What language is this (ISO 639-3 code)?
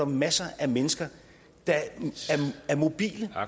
dan